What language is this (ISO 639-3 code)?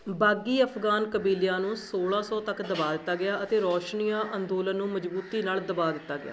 pan